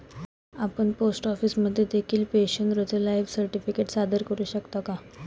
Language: Marathi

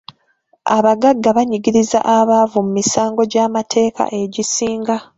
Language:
Ganda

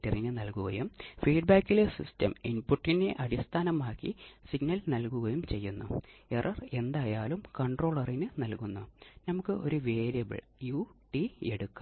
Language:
Malayalam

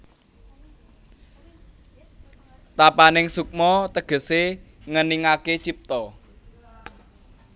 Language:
Javanese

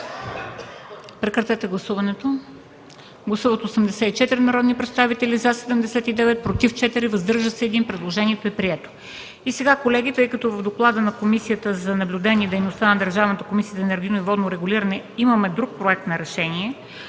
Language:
Bulgarian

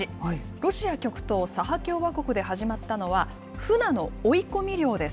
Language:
Japanese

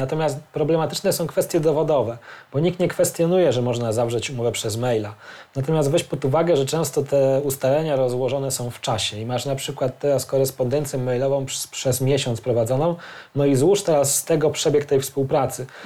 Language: Polish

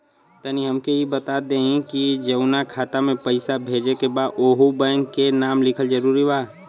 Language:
Bhojpuri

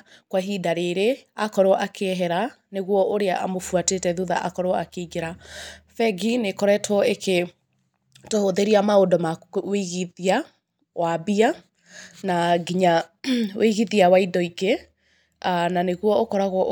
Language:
Kikuyu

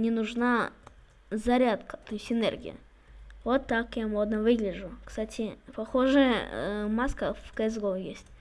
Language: Russian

